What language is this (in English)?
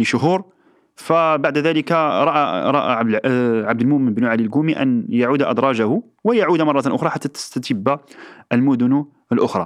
Arabic